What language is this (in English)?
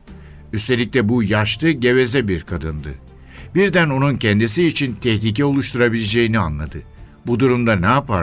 Turkish